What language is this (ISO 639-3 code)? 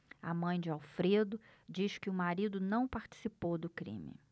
por